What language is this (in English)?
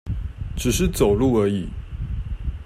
Chinese